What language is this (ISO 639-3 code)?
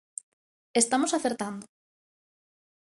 glg